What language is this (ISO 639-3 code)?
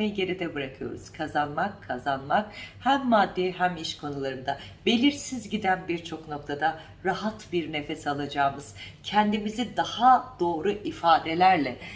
tur